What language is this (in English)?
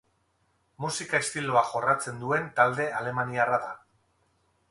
Basque